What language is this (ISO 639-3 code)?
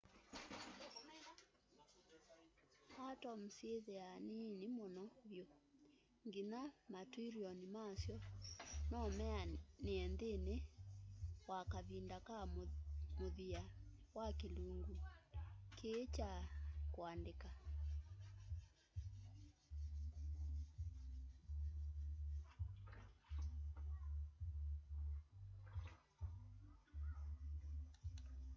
kam